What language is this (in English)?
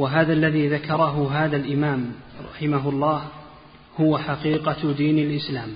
Arabic